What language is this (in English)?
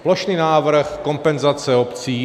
Czech